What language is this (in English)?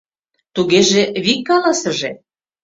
Mari